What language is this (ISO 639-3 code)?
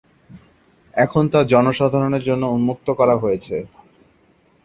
ben